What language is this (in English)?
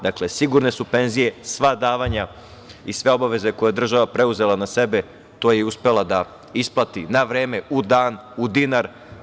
Serbian